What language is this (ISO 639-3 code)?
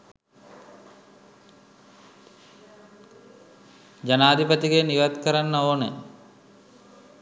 sin